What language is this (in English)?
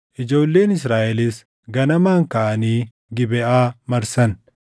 Oromo